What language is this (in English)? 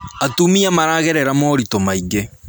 Kikuyu